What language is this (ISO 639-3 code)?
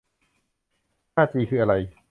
tha